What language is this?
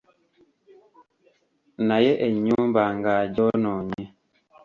Ganda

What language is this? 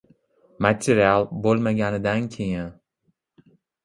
Uzbek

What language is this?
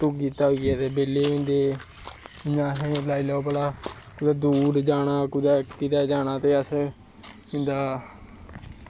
Dogri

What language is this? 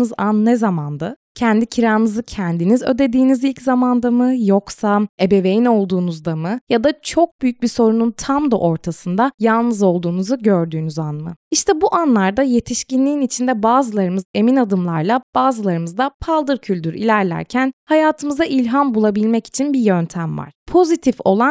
Turkish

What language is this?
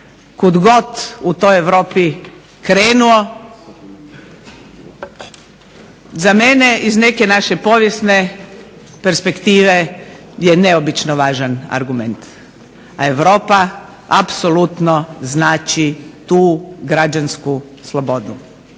Croatian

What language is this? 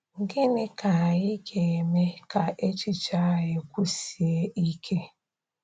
Igbo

